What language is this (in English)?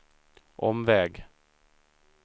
Swedish